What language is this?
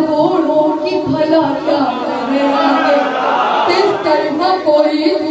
Turkish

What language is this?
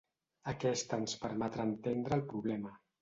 Catalan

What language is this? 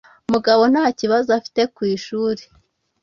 Kinyarwanda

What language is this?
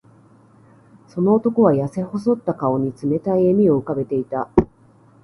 Japanese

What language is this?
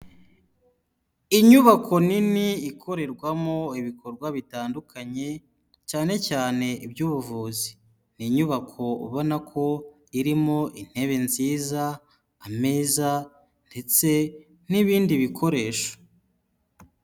Kinyarwanda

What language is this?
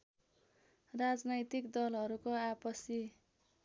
Nepali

